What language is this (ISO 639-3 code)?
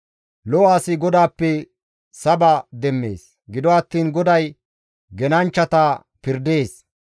gmv